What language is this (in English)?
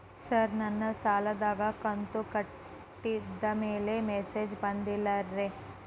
Kannada